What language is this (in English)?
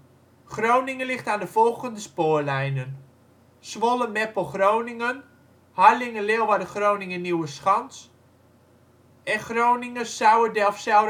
Dutch